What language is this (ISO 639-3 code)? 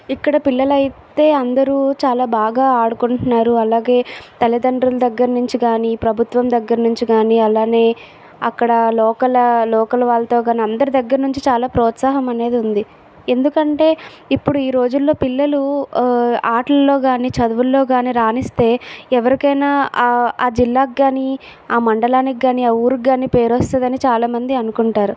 tel